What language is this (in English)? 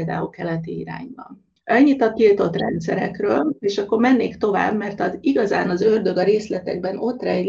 Hungarian